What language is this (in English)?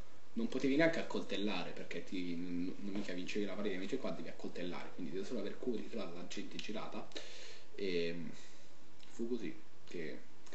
Italian